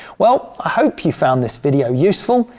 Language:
English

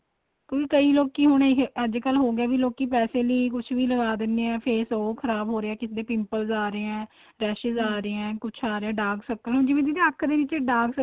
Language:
Punjabi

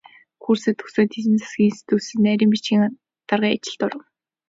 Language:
Mongolian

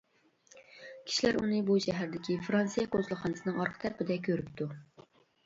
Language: Uyghur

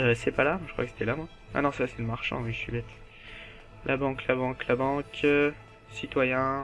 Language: French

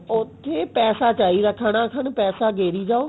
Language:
Punjabi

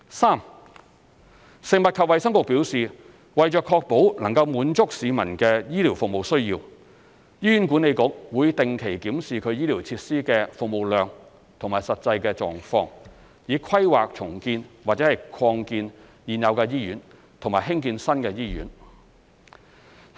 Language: Cantonese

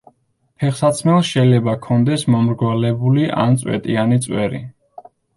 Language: Georgian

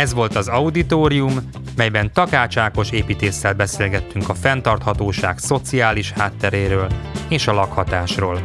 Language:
Hungarian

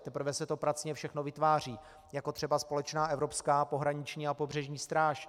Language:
Czech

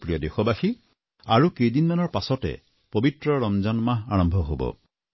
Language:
Assamese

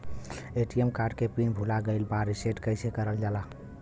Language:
Bhojpuri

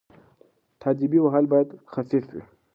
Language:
Pashto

